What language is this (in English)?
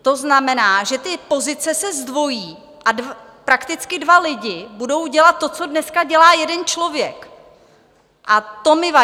Czech